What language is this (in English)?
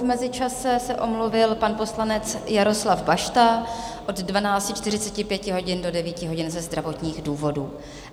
Czech